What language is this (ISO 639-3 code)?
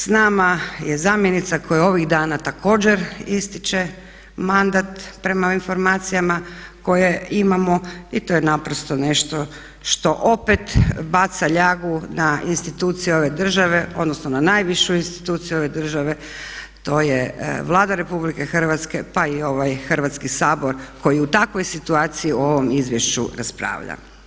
hrv